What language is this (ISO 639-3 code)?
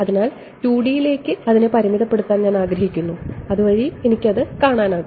mal